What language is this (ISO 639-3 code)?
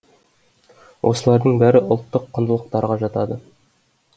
kaz